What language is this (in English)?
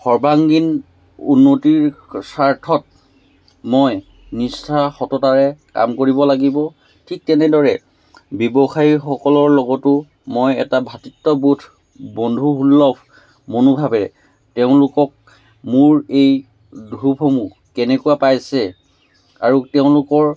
Assamese